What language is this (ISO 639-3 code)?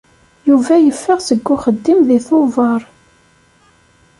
kab